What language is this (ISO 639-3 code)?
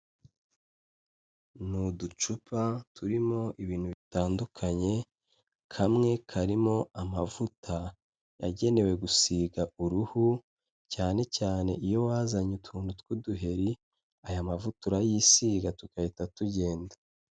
kin